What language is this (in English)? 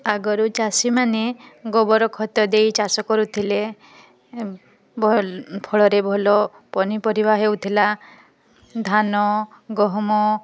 Odia